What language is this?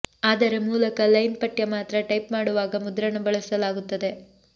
Kannada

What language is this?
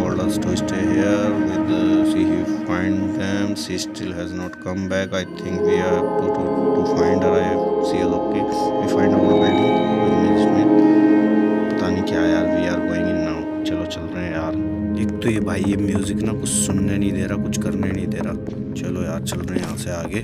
Hindi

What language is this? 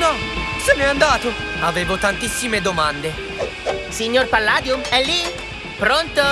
Italian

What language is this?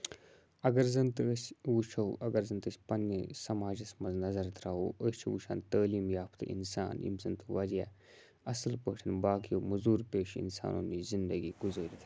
Kashmiri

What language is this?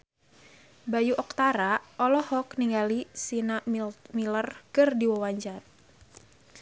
Sundanese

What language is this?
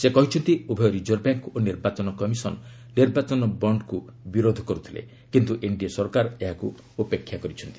Odia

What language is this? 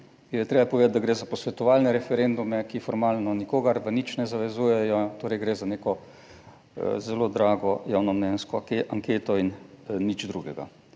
Slovenian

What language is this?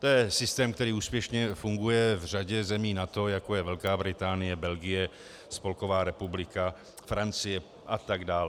Czech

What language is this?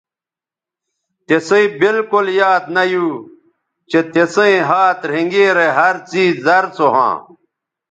Bateri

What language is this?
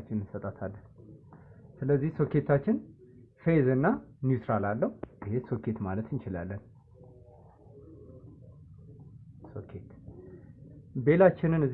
Turkish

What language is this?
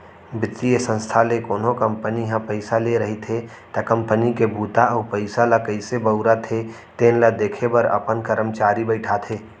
Chhattisgarhi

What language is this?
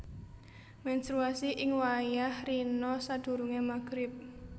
Javanese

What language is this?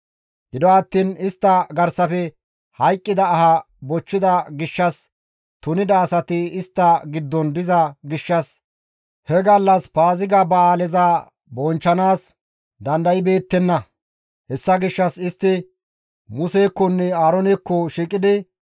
Gamo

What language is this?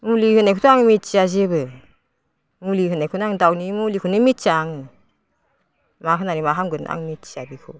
Bodo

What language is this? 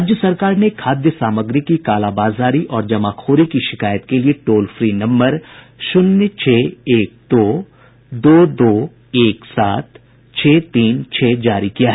Hindi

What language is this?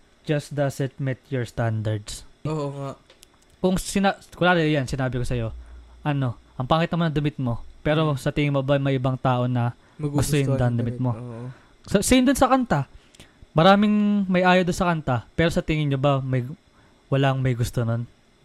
Filipino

